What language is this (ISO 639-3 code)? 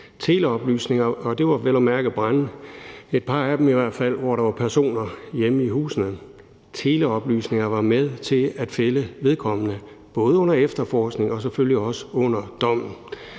dan